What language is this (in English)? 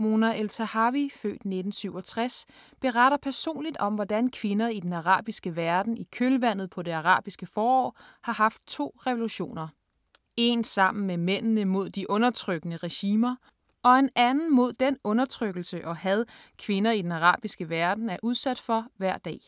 Danish